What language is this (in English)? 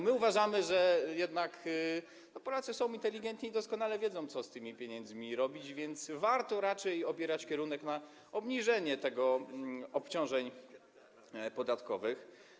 Polish